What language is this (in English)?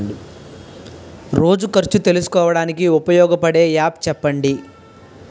Telugu